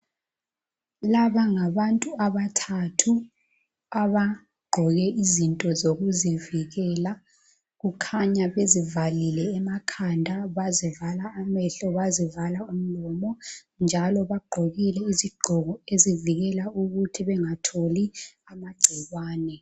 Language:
North Ndebele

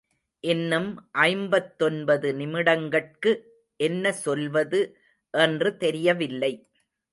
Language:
Tamil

